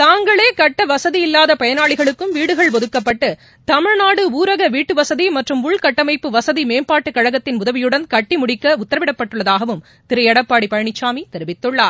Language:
Tamil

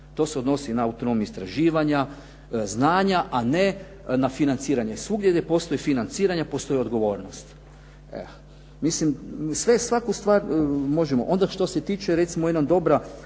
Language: Croatian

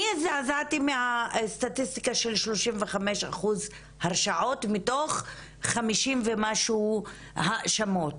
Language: Hebrew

